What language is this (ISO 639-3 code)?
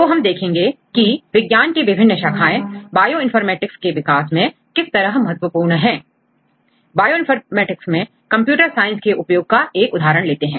hin